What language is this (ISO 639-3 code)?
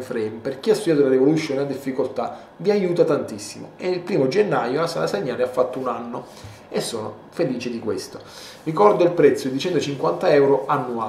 ita